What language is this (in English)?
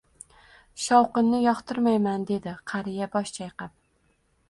Uzbek